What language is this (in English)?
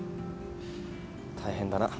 Japanese